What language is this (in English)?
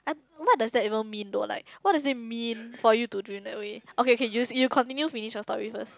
English